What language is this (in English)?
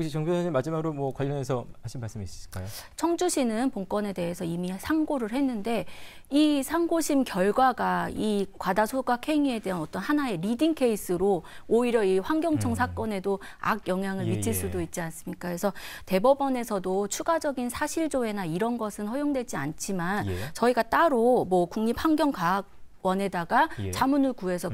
Korean